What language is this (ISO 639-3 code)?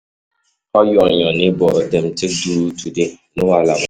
pcm